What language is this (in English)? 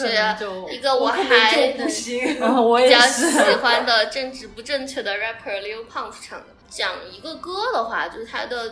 Chinese